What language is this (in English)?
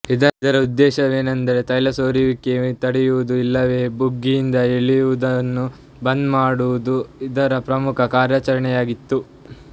Kannada